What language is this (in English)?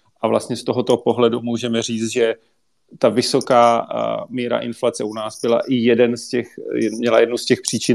Czech